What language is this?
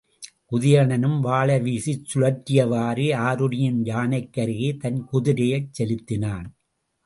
Tamil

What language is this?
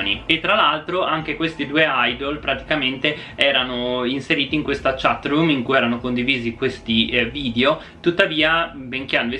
Italian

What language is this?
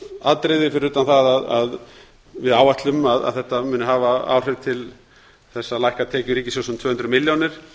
Icelandic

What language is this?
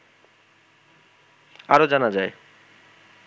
Bangla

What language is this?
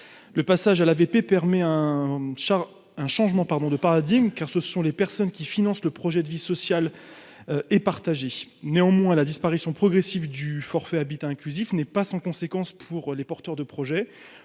French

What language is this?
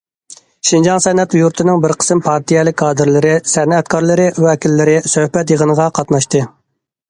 Uyghur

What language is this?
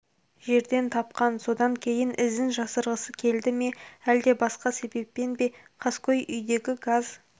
Kazakh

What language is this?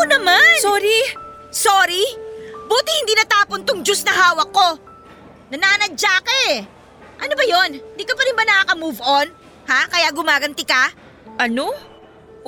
Filipino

